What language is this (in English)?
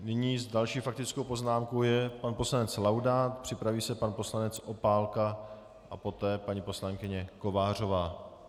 Czech